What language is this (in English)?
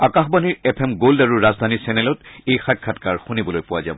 Assamese